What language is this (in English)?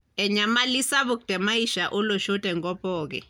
Masai